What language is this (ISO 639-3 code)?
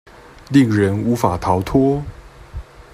zho